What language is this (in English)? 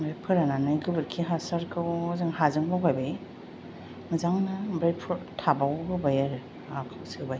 Bodo